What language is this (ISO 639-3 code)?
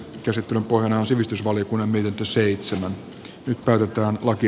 fin